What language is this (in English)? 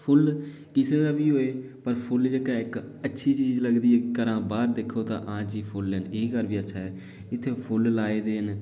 Dogri